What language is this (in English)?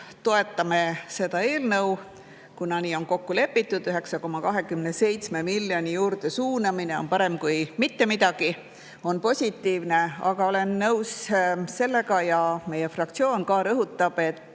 Estonian